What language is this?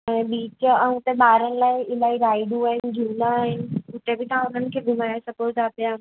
Sindhi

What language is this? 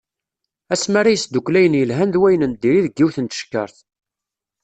Kabyle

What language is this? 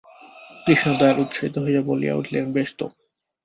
Bangla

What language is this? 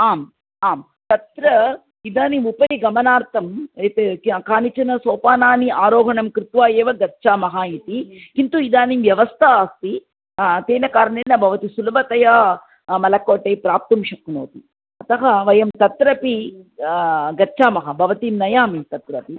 Sanskrit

